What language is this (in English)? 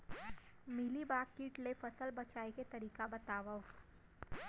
Chhattisgarhi